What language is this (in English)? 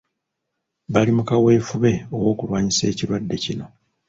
Ganda